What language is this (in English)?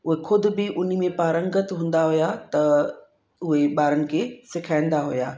Sindhi